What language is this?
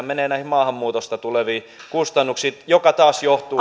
Finnish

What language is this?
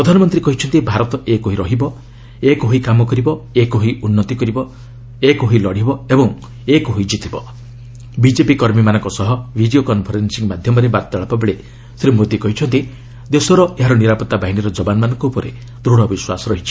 Odia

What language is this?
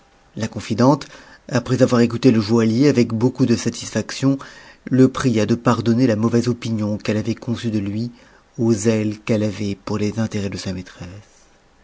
French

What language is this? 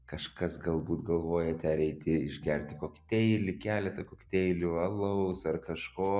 Lithuanian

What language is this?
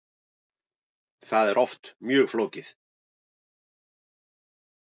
Icelandic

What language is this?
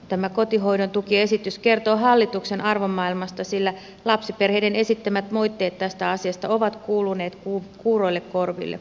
Finnish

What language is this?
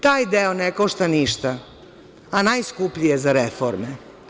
Serbian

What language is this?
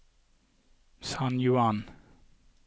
Norwegian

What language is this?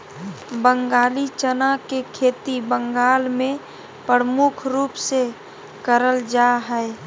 Magahi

